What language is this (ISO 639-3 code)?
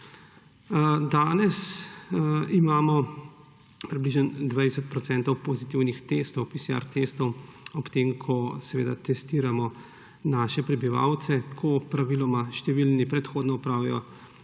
slv